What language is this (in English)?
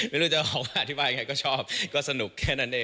Thai